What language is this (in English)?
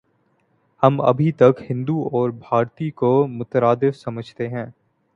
Urdu